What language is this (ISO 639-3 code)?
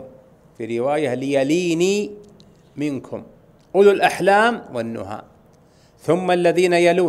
ara